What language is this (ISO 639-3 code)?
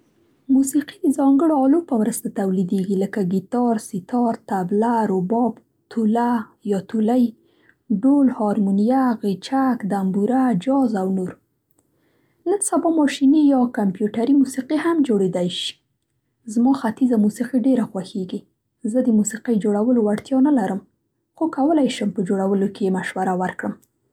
pst